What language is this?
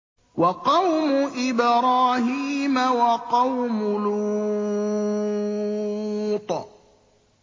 Arabic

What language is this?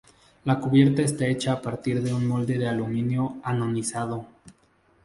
Spanish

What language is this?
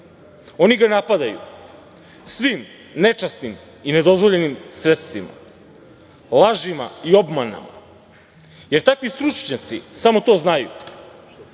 Serbian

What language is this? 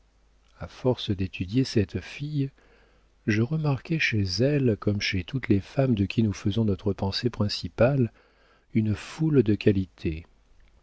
French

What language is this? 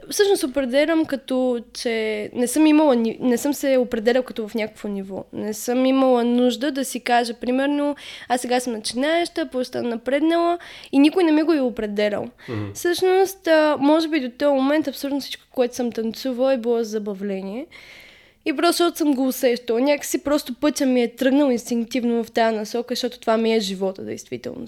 Bulgarian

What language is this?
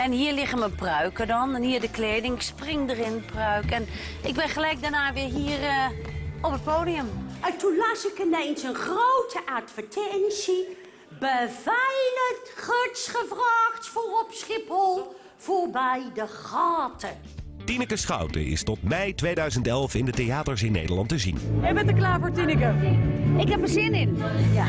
Dutch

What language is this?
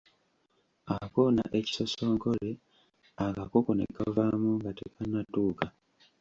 Ganda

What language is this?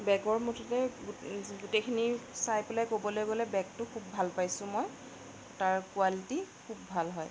Assamese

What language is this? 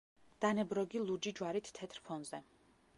Georgian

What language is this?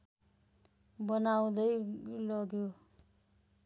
Nepali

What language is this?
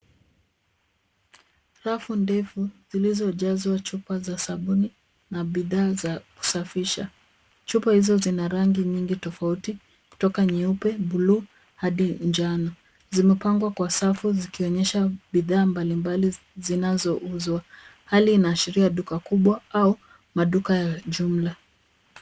Swahili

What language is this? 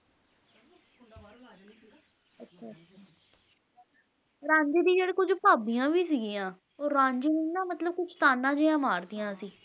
Punjabi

